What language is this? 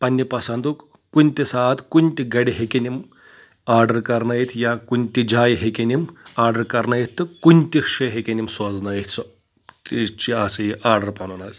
Kashmiri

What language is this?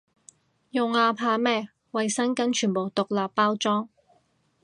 Cantonese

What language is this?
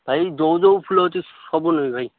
Odia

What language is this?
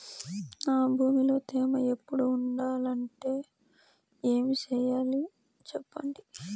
Telugu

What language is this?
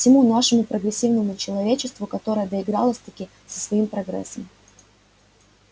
Russian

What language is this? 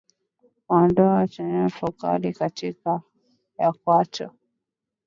Swahili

